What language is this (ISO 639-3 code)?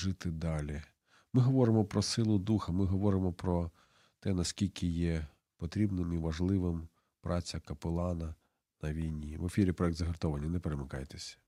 ukr